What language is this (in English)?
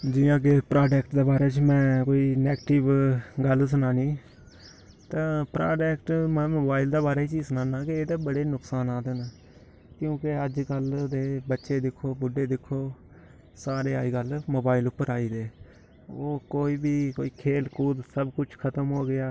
Dogri